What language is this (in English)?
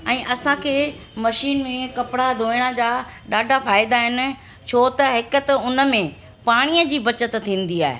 Sindhi